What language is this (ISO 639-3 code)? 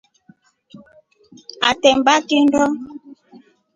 rof